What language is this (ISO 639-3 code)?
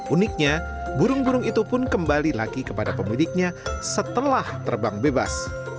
ind